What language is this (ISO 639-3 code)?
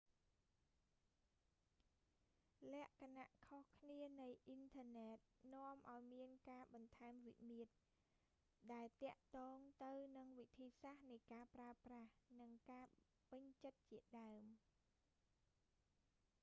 khm